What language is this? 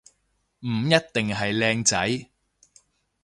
Cantonese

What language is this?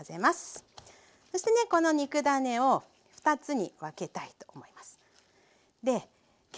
Japanese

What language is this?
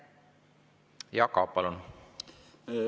Estonian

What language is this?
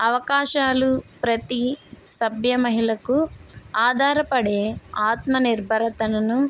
Telugu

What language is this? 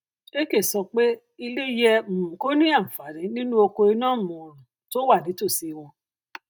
Yoruba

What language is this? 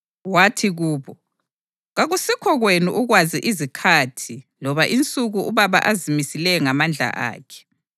North Ndebele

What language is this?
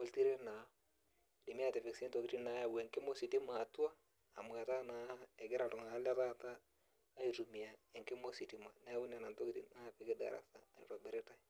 Masai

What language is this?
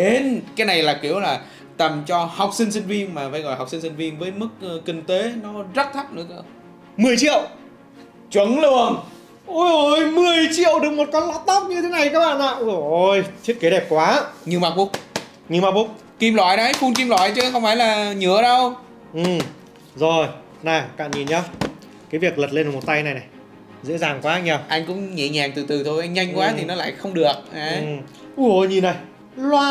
Vietnamese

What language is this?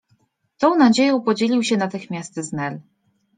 Polish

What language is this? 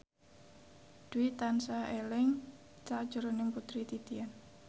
Javanese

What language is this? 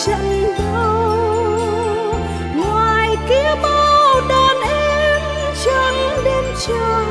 Vietnamese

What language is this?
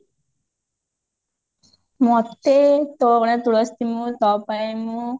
Odia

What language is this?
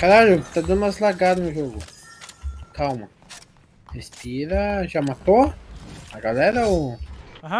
Portuguese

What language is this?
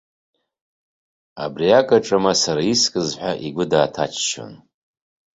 Abkhazian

